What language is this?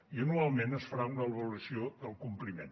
Catalan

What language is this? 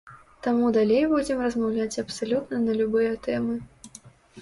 Belarusian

